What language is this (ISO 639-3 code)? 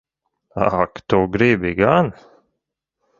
lav